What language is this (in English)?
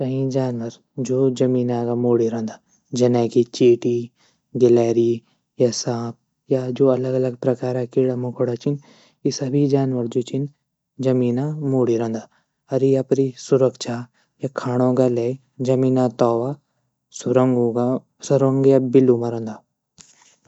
Garhwali